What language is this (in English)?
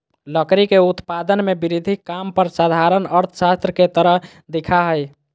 Magahi